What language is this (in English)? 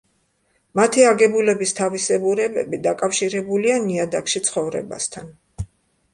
Georgian